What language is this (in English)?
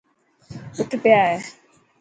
Dhatki